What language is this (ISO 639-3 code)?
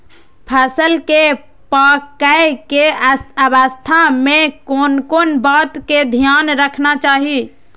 mai